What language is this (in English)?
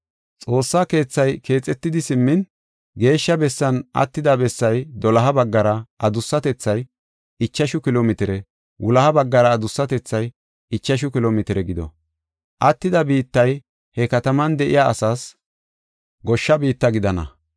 Gofa